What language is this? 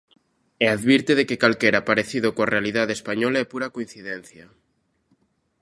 Galician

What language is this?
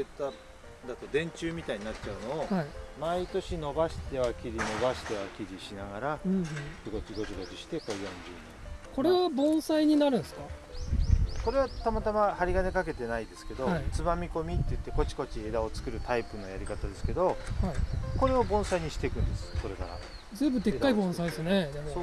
Japanese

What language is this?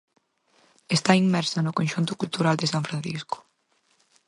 Galician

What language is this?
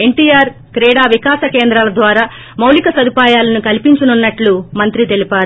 Telugu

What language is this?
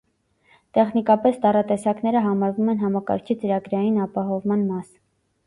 Armenian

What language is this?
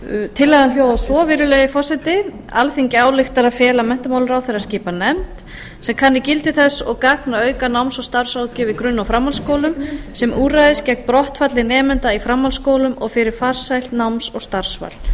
Icelandic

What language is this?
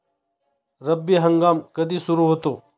Marathi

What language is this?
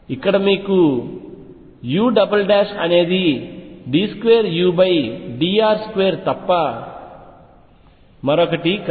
Telugu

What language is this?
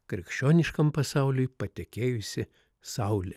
Lithuanian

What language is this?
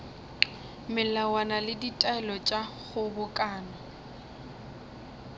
Northern Sotho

